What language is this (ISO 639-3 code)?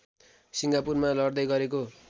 nep